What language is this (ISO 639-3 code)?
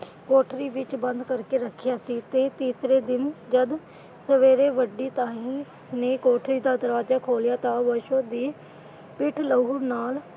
pan